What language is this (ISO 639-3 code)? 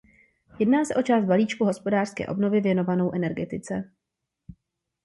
ces